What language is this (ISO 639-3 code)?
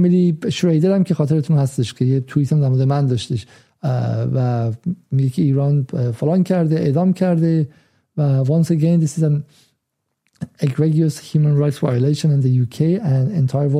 fas